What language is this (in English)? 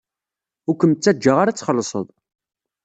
Kabyle